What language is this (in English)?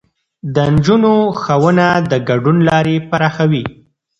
Pashto